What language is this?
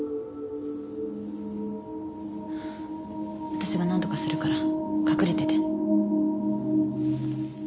Japanese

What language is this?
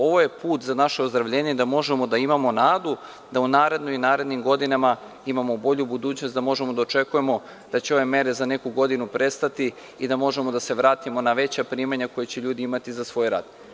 Serbian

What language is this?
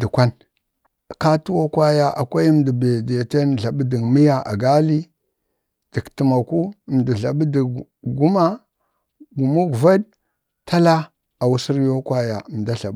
Bade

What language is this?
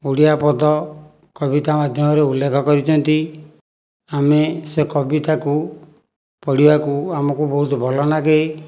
Odia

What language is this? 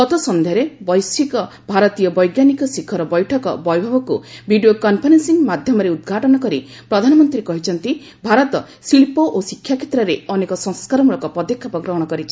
Odia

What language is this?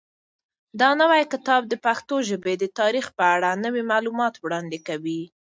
Pashto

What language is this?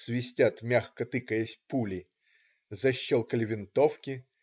Russian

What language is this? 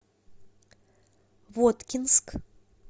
Russian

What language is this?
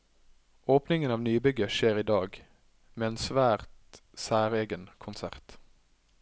Norwegian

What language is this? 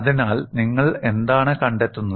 Malayalam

